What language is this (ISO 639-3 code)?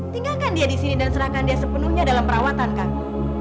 ind